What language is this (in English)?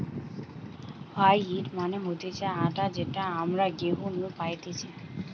Bangla